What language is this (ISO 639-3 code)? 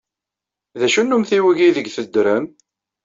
kab